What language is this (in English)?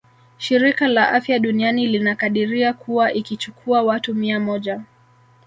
Swahili